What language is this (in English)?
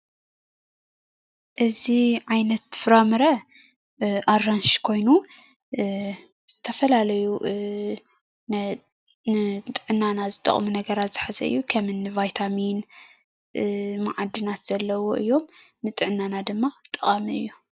Tigrinya